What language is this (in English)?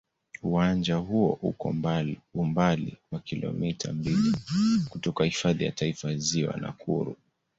Swahili